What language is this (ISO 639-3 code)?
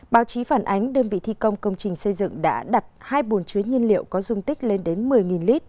vie